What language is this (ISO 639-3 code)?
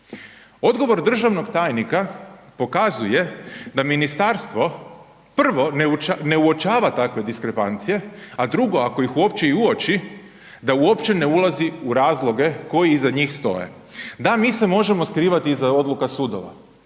hrv